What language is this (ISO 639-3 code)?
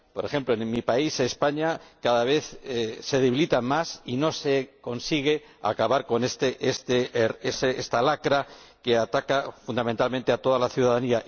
spa